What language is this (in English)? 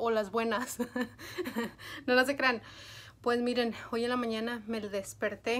Spanish